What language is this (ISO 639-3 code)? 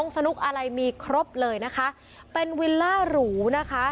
tha